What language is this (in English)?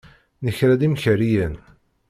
Kabyle